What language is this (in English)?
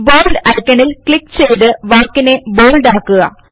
Malayalam